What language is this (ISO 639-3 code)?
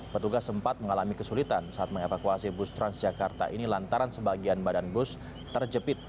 ind